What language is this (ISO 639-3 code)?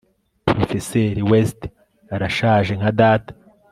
kin